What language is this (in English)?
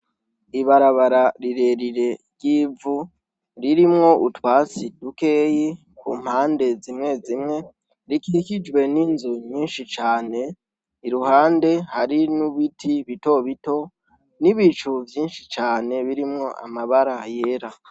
Rundi